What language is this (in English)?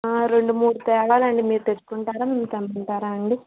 Telugu